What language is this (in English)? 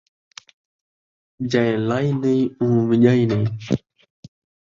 Saraiki